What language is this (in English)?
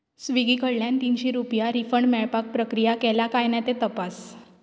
Konkani